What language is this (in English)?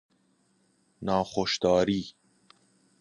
Persian